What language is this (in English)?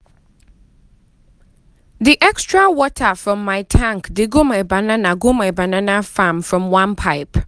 Nigerian Pidgin